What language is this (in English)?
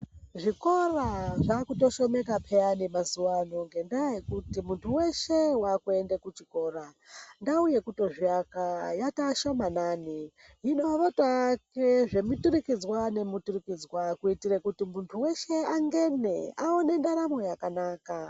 Ndau